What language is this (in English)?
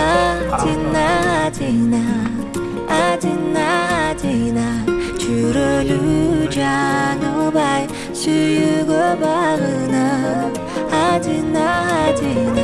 Turkish